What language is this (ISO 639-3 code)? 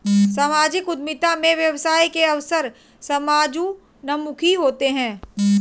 hin